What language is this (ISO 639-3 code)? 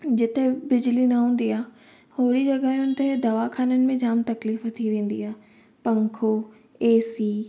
snd